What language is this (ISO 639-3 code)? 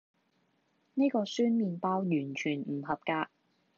yue